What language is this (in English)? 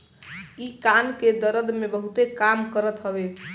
Bhojpuri